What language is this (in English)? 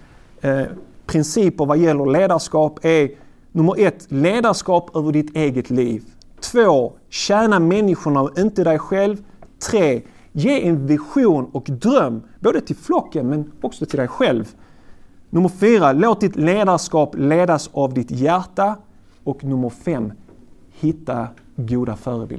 Swedish